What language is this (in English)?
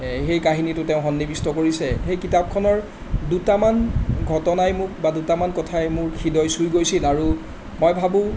Assamese